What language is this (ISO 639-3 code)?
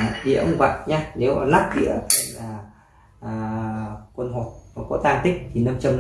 vie